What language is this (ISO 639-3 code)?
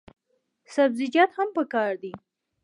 pus